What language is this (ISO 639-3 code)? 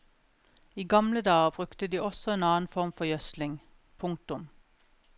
nor